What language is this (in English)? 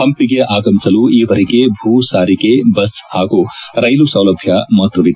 Kannada